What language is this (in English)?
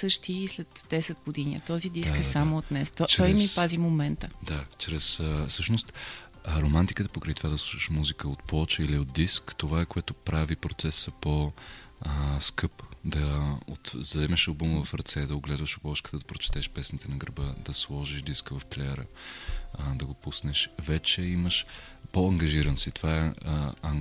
Bulgarian